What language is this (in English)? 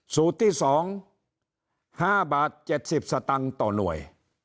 Thai